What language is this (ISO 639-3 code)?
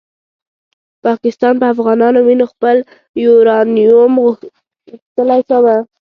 pus